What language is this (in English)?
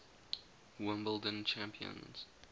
English